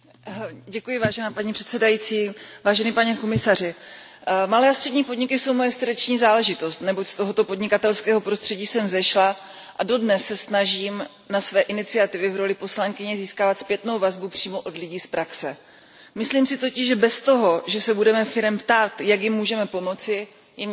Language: Czech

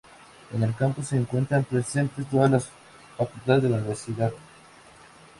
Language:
Spanish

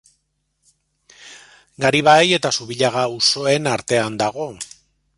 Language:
Basque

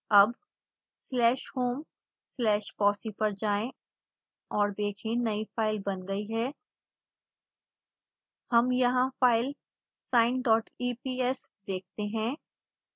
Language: Hindi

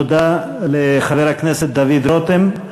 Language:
Hebrew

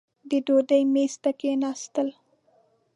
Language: Pashto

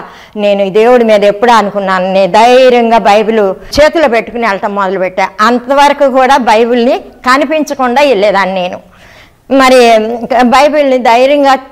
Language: Telugu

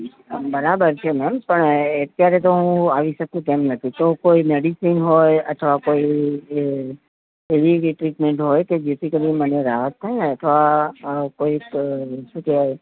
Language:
Gujarati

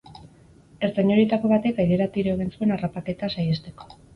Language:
Basque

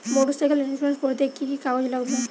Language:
Bangla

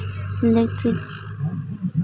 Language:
Santali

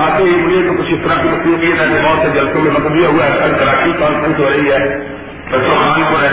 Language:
Urdu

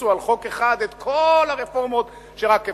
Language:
Hebrew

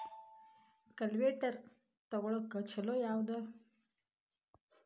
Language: Kannada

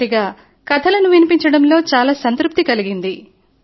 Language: Telugu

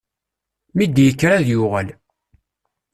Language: Kabyle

